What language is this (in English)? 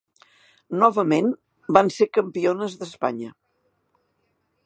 Catalan